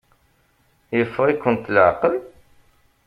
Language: Kabyle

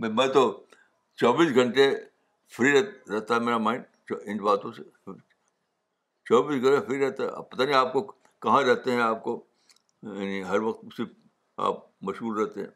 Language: Urdu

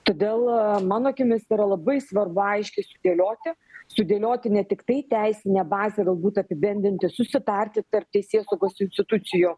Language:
Lithuanian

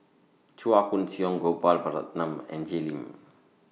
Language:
English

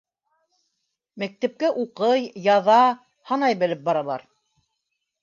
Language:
Bashkir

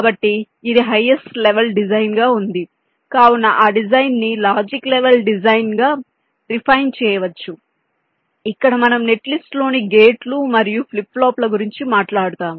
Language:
Telugu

